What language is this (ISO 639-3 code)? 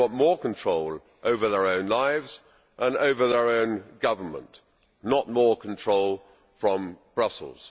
eng